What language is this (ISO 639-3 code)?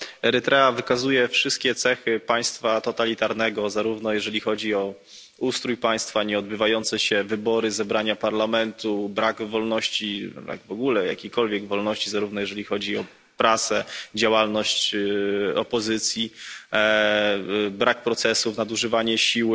pol